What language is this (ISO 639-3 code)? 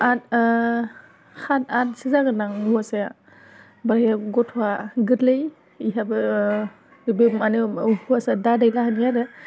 brx